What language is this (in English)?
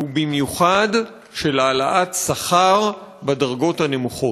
Hebrew